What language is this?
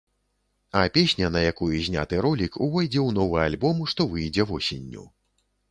Belarusian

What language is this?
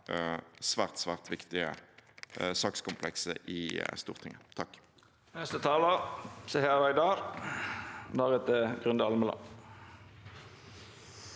Norwegian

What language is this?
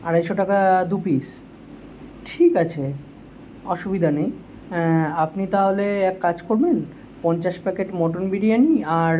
Bangla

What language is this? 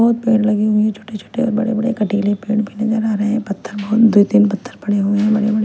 Hindi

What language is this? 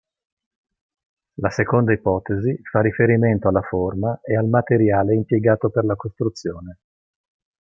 Italian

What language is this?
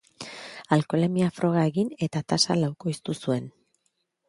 Basque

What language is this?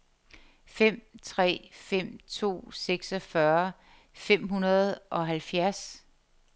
Danish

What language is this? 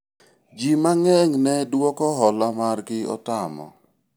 Luo (Kenya and Tanzania)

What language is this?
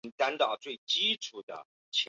Chinese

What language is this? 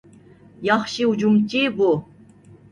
Uyghur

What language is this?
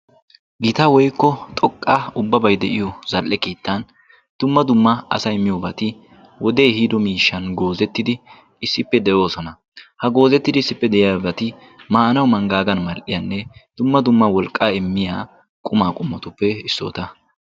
Wolaytta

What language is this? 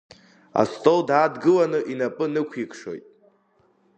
Abkhazian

